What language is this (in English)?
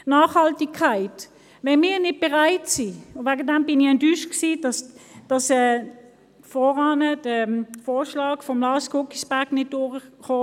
Swiss German